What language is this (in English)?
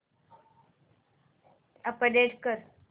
Marathi